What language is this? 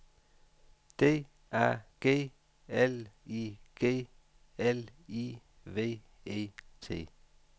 Danish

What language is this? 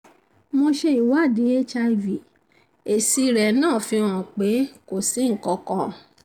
Yoruba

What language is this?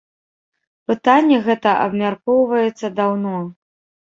Belarusian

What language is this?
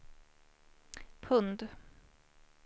Swedish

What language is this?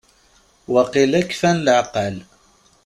Kabyle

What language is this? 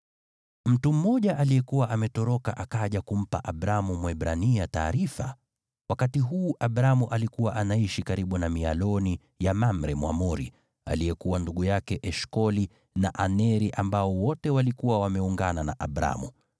Swahili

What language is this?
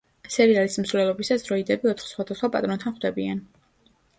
Georgian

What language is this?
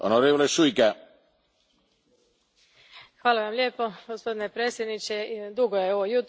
Croatian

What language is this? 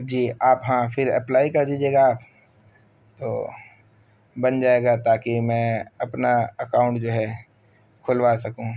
Urdu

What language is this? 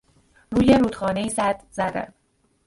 Persian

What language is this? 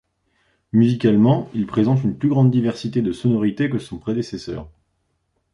French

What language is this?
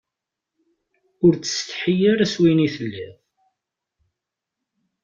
Kabyle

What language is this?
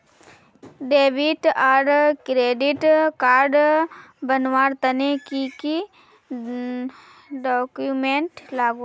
Magahi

